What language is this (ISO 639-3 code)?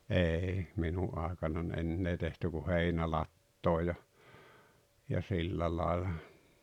fin